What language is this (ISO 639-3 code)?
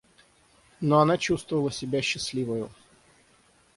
rus